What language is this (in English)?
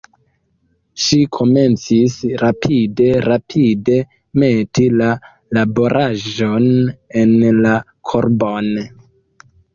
Esperanto